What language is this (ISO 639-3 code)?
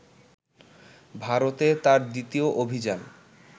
ben